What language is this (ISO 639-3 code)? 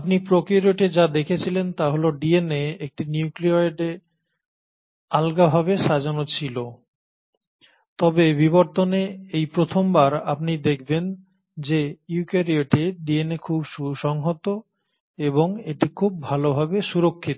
ben